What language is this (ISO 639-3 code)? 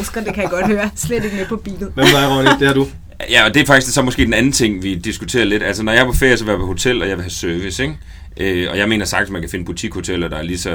dan